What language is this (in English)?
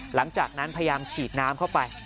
Thai